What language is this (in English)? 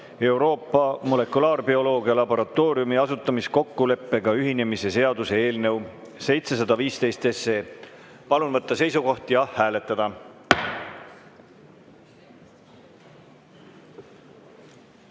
Estonian